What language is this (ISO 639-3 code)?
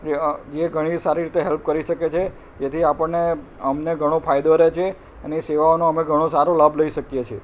guj